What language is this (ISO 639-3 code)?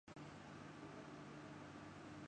urd